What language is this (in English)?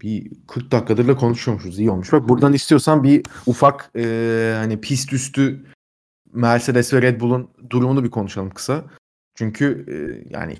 Turkish